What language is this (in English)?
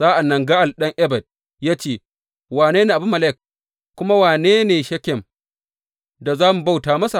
Hausa